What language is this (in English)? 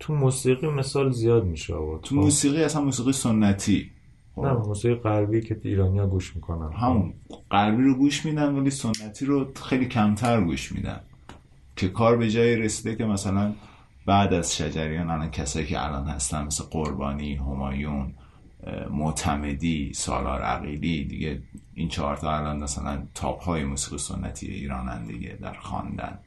Persian